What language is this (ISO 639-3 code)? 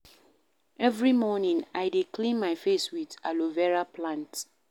pcm